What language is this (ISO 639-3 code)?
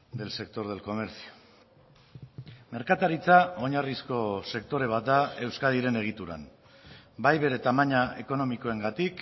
eus